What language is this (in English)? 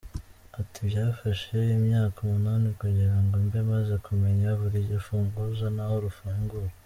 Kinyarwanda